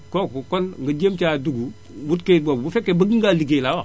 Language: Wolof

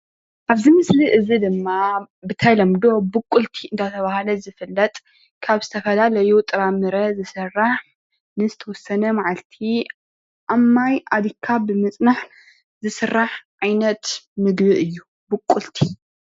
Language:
Tigrinya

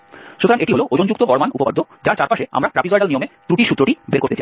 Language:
Bangla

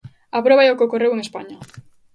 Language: Galician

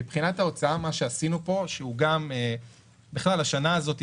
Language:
Hebrew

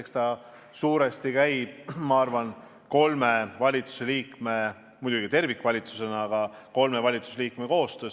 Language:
Estonian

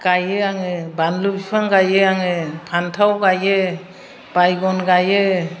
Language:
Bodo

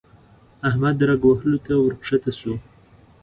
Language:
Pashto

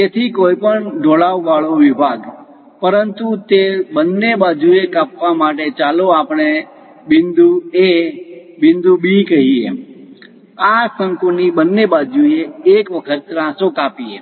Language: Gujarati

